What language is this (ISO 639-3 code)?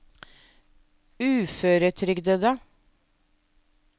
nor